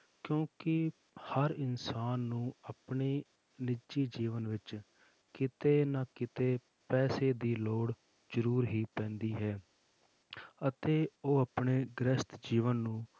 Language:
Punjabi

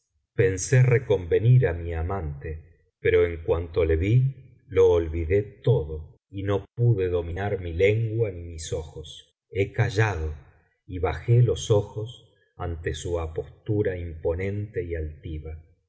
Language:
Spanish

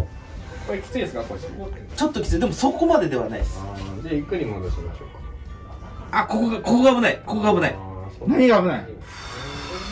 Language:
Japanese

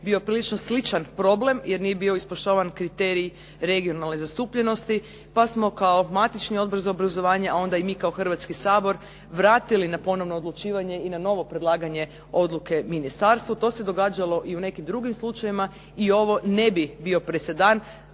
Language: Croatian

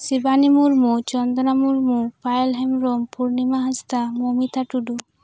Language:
Santali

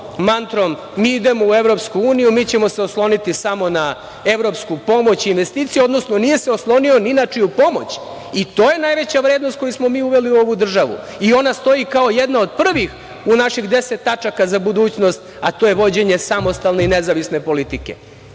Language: Serbian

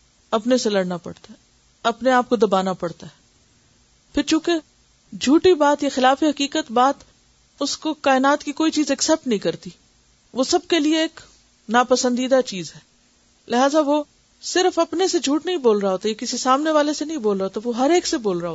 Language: Urdu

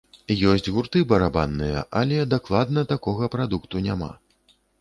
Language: Belarusian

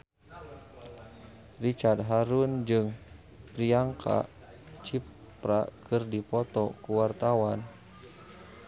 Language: Sundanese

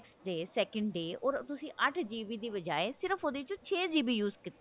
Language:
Punjabi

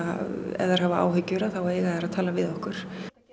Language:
Icelandic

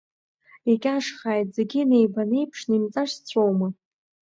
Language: Abkhazian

